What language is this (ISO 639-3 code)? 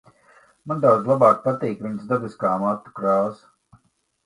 lav